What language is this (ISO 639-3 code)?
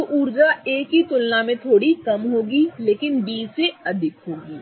hin